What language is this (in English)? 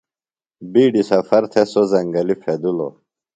Phalura